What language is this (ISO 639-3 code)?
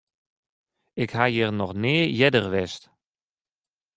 fry